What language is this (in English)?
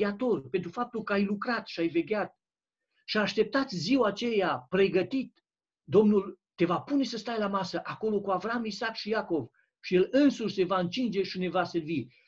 Romanian